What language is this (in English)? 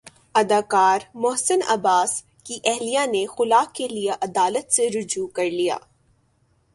Urdu